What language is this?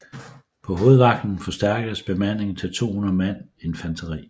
Danish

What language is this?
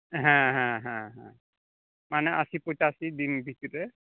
Santali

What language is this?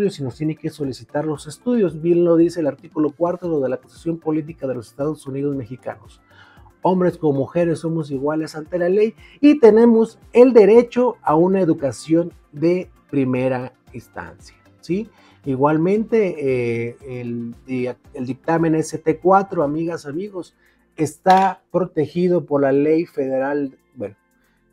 Spanish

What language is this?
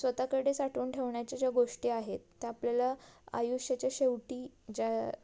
Marathi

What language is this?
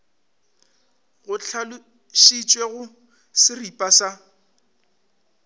Northern Sotho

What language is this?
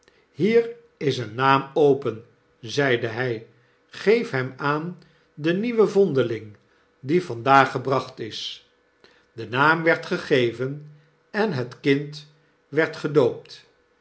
Dutch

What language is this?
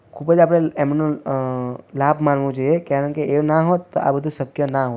Gujarati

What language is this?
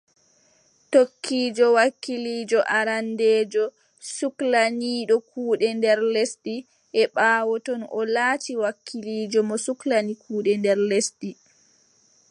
Adamawa Fulfulde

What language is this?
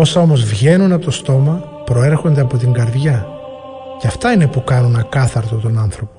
Greek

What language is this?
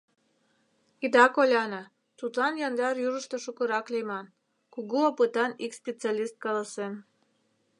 Mari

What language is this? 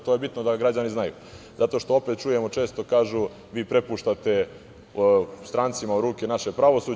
Serbian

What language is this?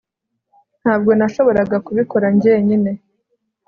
Kinyarwanda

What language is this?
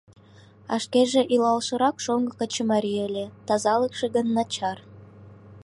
Mari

